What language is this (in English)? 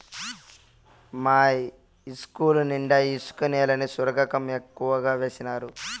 Telugu